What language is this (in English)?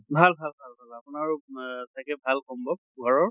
Assamese